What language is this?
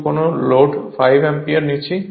Bangla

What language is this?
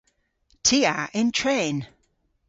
Cornish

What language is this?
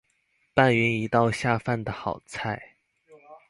Chinese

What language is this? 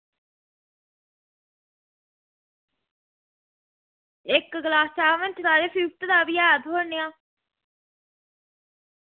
Dogri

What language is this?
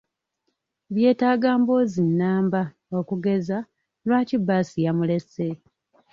Ganda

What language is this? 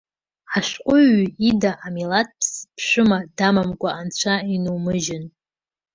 Abkhazian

